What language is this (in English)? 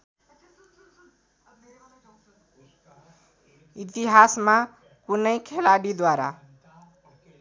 Nepali